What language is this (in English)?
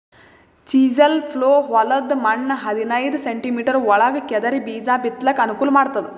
Kannada